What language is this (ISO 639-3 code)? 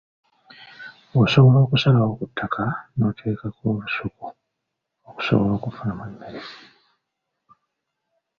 lug